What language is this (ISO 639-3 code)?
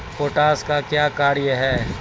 mai